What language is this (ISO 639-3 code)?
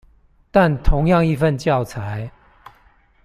zho